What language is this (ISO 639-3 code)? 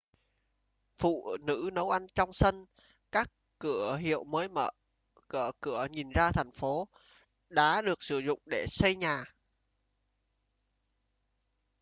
vie